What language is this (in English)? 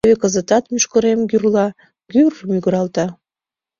Mari